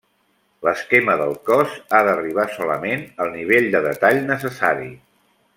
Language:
Catalan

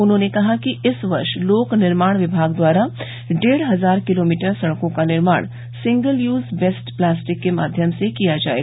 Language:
Hindi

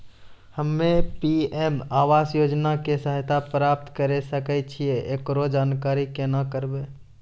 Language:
Maithili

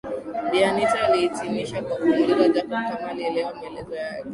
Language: Swahili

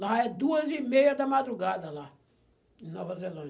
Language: Portuguese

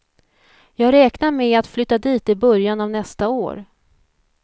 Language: Swedish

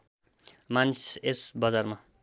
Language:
Nepali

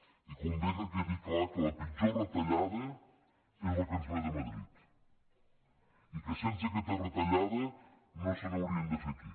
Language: Catalan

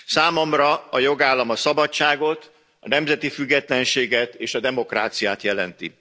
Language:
Hungarian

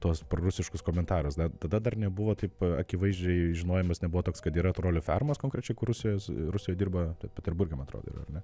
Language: Lithuanian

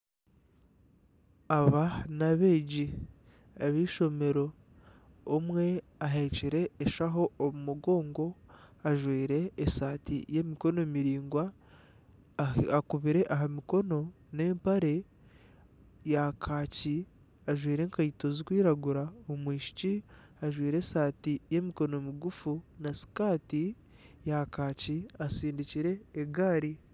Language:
Nyankole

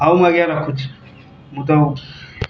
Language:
Odia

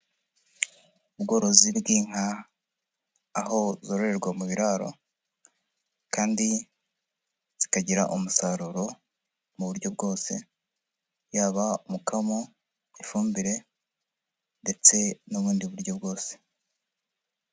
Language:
Kinyarwanda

